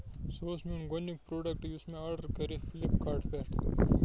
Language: Kashmiri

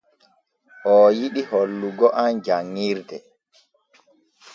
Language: Borgu Fulfulde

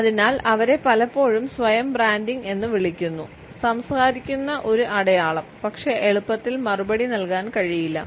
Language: Malayalam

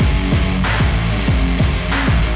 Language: Thai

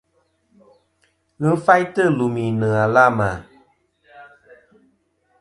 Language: Kom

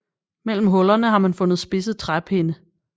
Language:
Danish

